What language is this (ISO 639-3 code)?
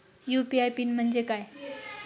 mar